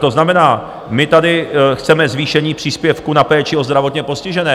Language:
Czech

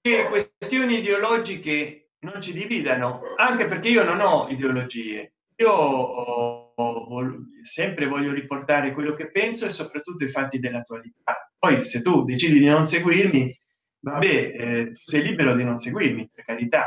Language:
Italian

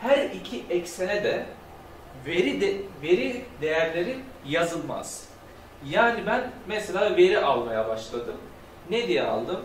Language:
Turkish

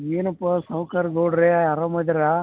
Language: Kannada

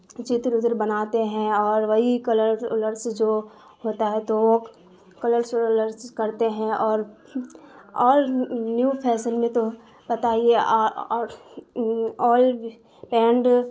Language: Urdu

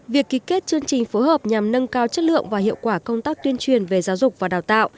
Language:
Vietnamese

